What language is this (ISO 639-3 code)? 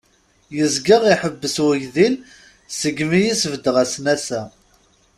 kab